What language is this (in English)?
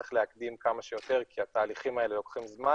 Hebrew